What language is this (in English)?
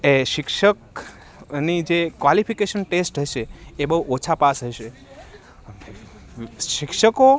Gujarati